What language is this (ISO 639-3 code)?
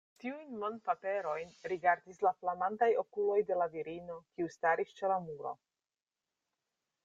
epo